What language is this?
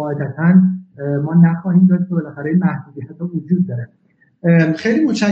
Persian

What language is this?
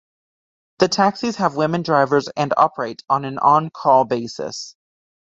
English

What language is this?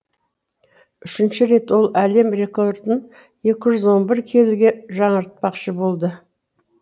Kazakh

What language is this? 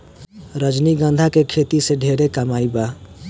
Bhojpuri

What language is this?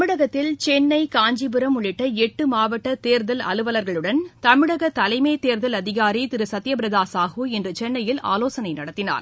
Tamil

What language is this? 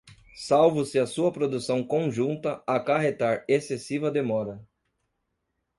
Portuguese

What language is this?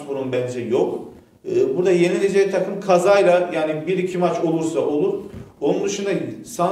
Turkish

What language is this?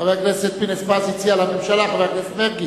Hebrew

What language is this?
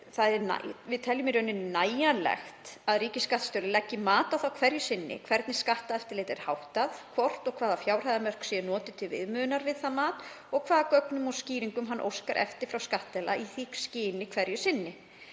Icelandic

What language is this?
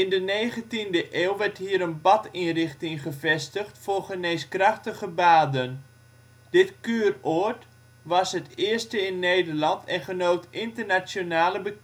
Dutch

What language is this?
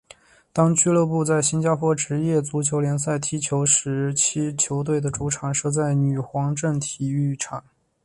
Chinese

